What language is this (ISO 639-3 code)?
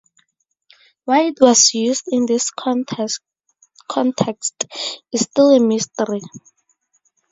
eng